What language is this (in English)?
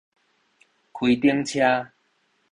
Min Nan Chinese